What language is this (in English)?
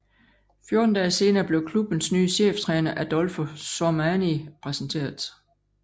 Danish